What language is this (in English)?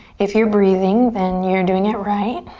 English